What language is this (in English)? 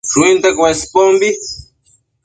Matsés